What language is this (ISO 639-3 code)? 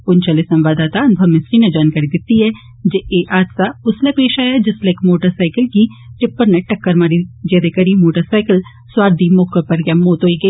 doi